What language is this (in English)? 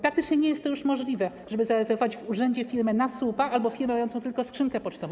Polish